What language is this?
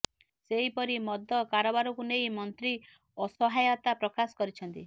Odia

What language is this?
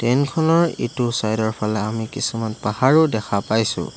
Assamese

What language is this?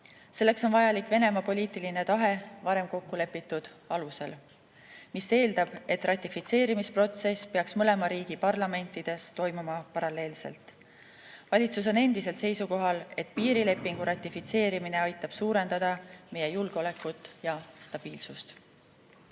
Estonian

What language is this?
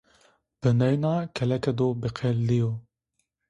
Zaza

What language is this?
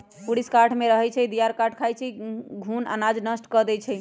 Magahi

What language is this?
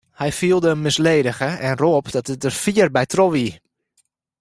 Western Frisian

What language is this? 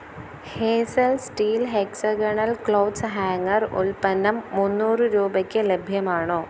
Malayalam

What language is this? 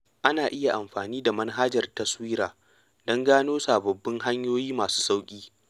Hausa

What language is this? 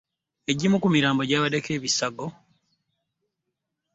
Ganda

